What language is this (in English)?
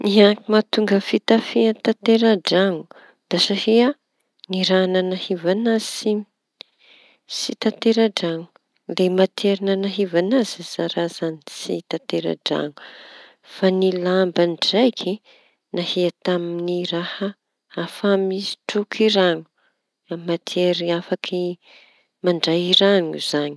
Tanosy Malagasy